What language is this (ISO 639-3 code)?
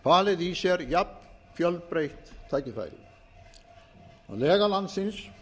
isl